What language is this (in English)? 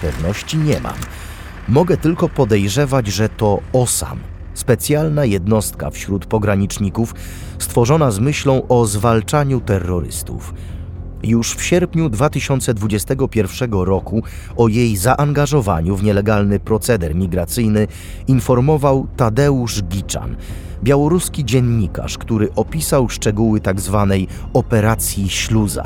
Polish